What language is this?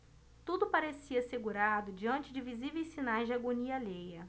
Portuguese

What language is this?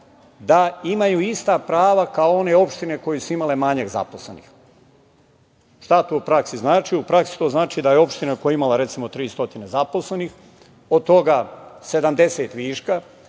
Serbian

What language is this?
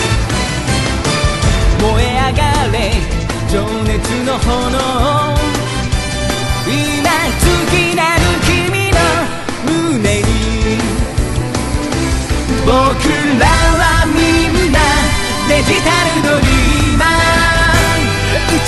Korean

